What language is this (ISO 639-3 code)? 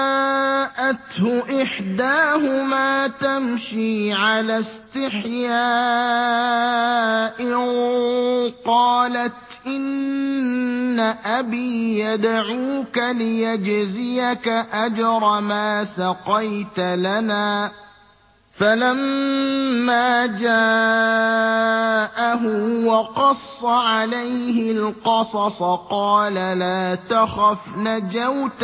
ara